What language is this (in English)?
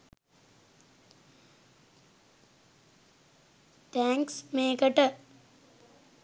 Sinhala